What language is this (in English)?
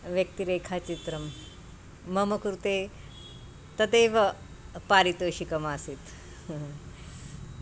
Sanskrit